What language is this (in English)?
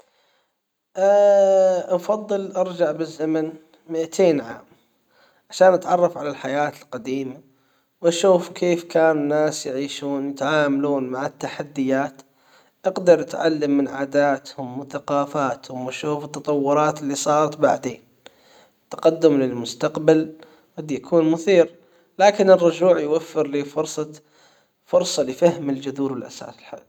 Hijazi Arabic